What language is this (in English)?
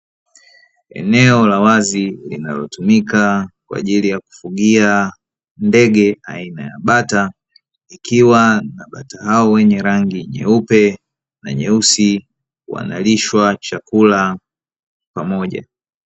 Swahili